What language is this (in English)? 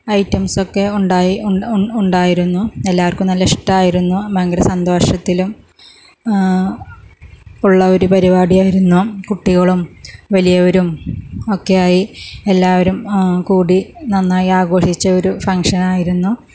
Malayalam